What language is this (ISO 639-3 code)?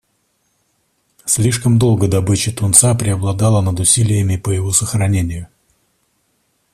rus